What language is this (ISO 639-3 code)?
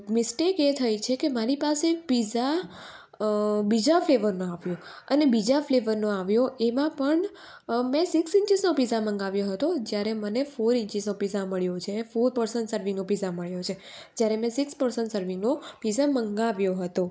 guj